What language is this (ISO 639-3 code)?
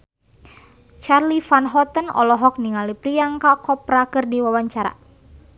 sun